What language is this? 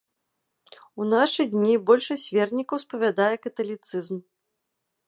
Belarusian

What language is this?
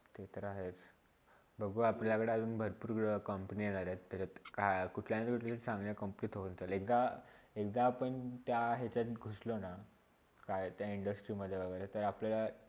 Marathi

